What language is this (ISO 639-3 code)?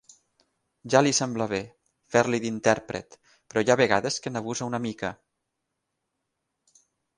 cat